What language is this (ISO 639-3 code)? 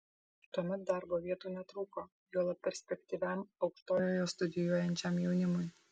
lit